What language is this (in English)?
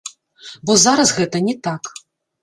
Belarusian